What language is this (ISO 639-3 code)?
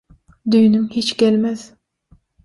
tuk